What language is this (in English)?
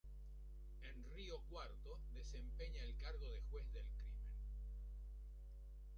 Spanish